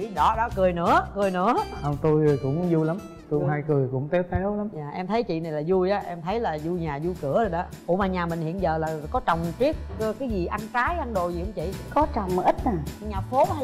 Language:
Vietnamese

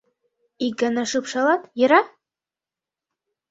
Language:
Mari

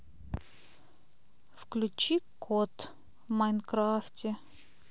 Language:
Russian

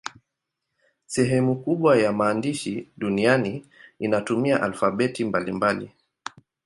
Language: Swahili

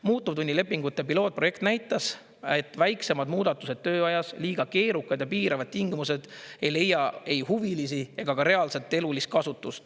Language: Estonian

